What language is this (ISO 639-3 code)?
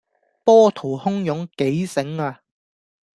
yue